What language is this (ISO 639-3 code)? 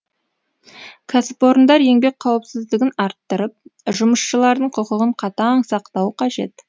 kaz